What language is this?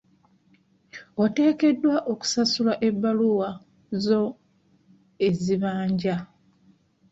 Ganda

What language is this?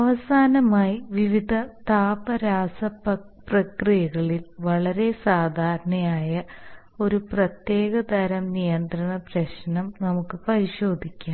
Malayalam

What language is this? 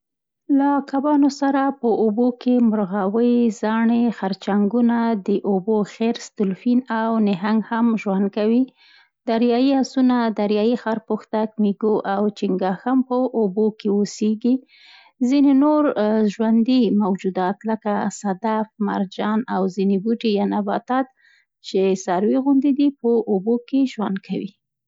Central Pashto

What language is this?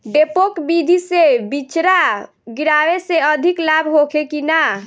Bhojpuri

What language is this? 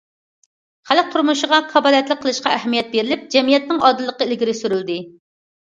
Uyghur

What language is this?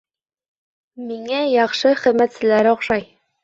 Bashkir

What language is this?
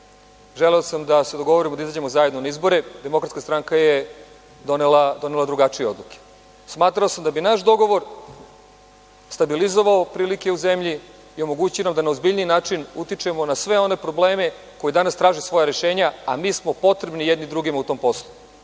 Serbian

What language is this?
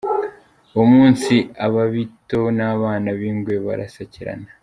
Kinyarwanda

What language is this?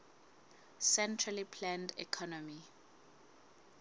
Southern Sotho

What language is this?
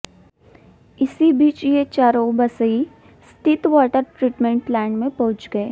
Hindi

